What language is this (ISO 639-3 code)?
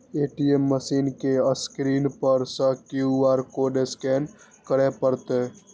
mai